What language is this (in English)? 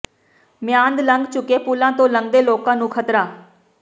Punjabi